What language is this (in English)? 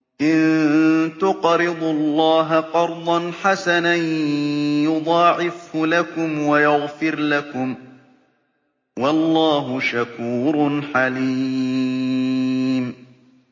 Arabic